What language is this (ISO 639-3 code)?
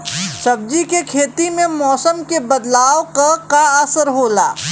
bho